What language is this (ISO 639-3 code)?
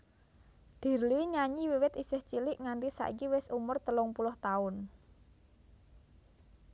jav